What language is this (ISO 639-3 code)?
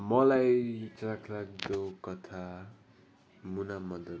nep